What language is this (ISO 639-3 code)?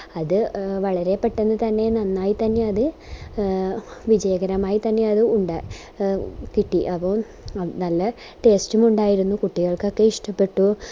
mal